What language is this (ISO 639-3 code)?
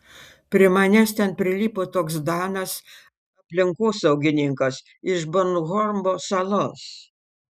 lit